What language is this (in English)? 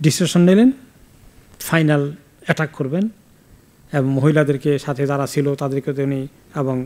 Bangla